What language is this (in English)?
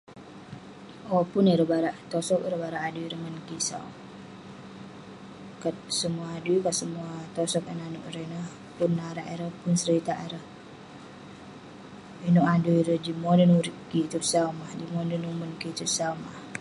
Western Penan